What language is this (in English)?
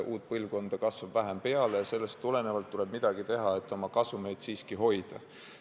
Estonian